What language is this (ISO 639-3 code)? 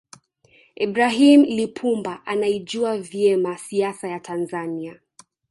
swa